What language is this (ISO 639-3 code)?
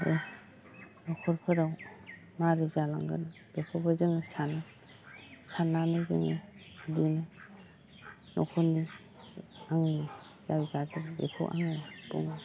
brx